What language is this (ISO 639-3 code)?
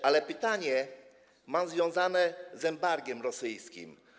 pol